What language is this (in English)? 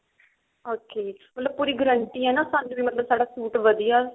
Punjabi